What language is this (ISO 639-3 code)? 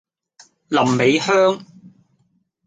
yue